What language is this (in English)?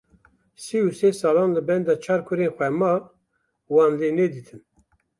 Kurdish